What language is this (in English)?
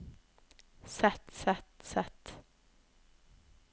Norwegian